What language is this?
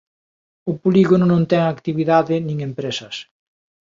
Galician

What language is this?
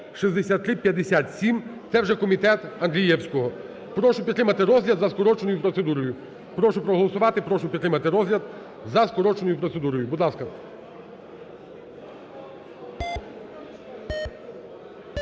Ukrainian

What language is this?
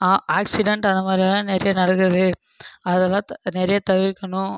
Tamil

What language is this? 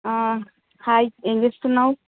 Telugu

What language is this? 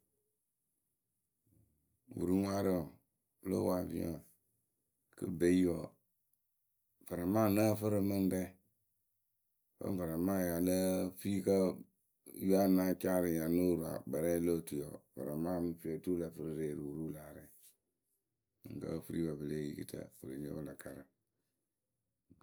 Akebu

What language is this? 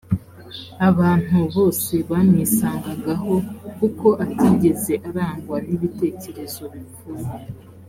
Kinyarwanda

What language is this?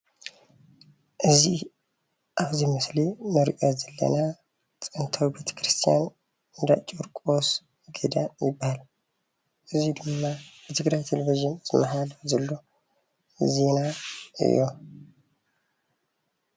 Tigrinya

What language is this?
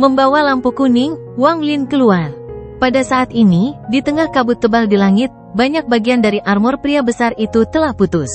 Indonesian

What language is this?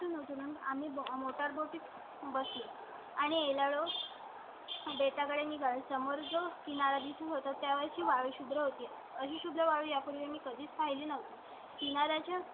Marathi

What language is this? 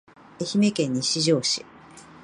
Japanese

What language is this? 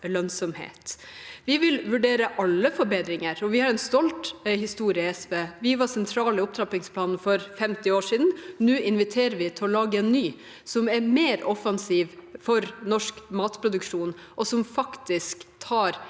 Norwegian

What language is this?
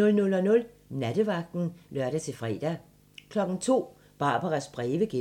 Danish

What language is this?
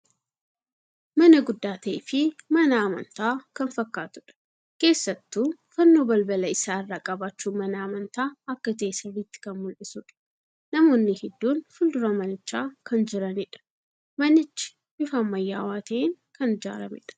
Oromo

